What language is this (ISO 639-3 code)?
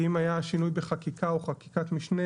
heb